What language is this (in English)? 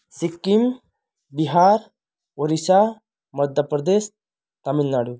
Nepali